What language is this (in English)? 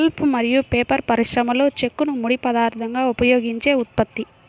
Telugu